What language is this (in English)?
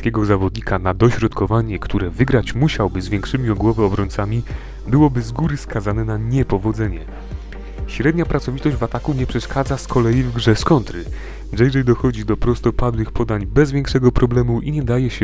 Polish